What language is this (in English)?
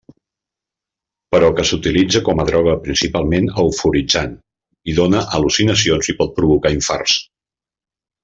Catalan